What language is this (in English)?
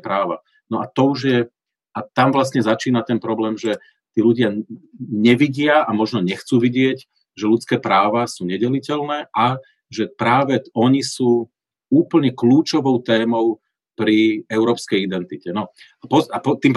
Slovak